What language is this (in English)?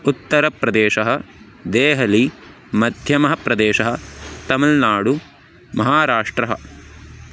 Sanskrit